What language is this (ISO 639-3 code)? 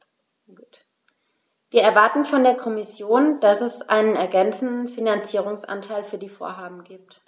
deu